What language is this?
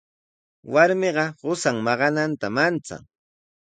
Sihuas Ancash Quechua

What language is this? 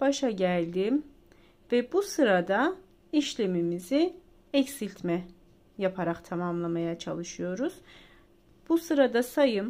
Turkish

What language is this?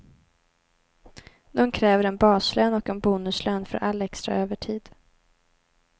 Swedish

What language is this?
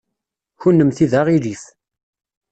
Kabyle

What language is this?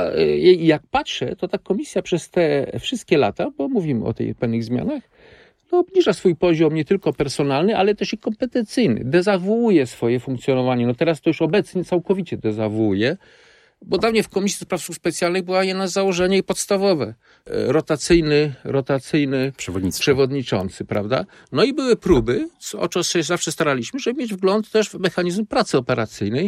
Polish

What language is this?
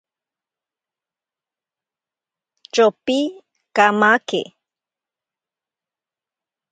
Ashéninka Perené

